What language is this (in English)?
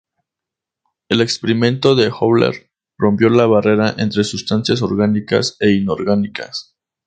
Spanish